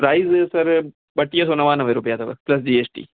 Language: Sindhi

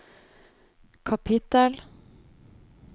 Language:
Norwegian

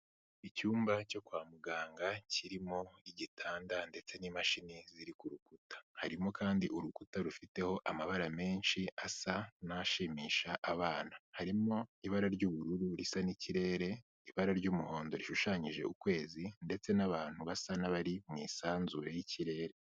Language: Kinyarwanda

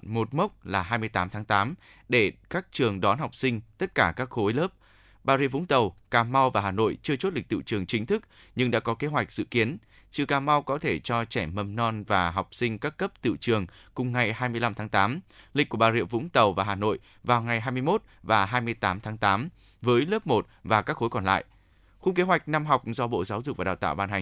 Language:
Vietnamese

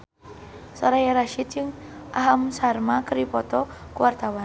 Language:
Sundanese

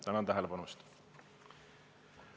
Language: Estonian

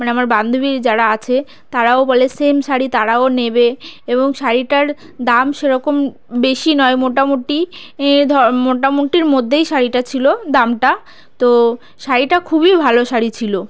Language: Bangla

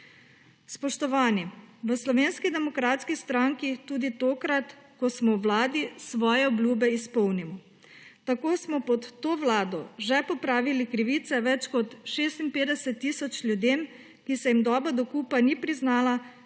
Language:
Slovenian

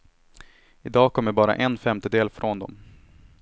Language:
Swedish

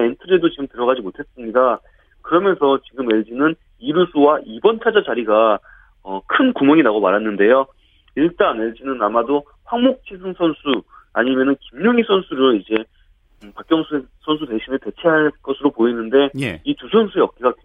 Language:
Korean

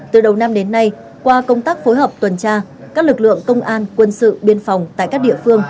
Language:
Vietnamese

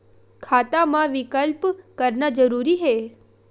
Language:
Chhattisgarhi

